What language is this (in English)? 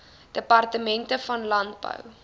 Afrikaans